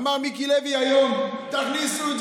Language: Hebrew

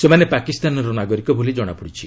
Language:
Odia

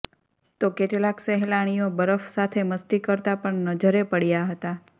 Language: Gujarati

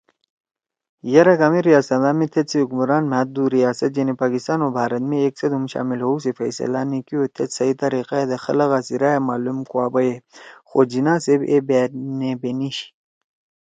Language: Torwali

